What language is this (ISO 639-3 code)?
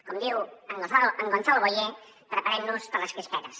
cat